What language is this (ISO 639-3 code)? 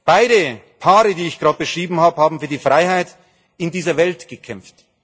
deu